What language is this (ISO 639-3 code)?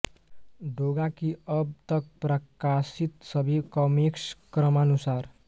hin